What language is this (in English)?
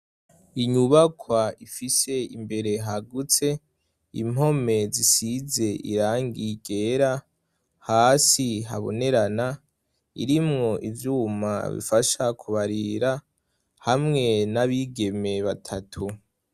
Rundi